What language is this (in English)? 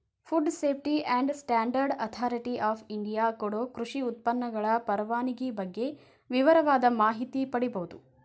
Kannada